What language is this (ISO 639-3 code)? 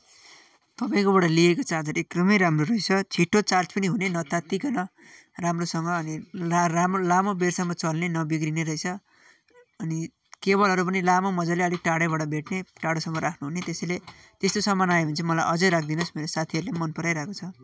nep